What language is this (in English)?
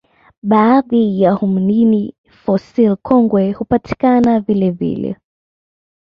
Swahili